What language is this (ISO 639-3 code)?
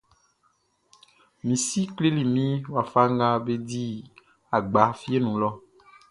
bci